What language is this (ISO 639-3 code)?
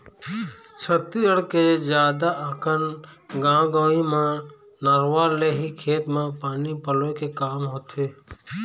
hne